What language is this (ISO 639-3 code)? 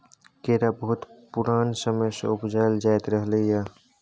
mai